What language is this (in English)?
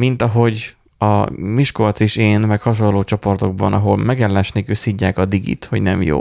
Hungarian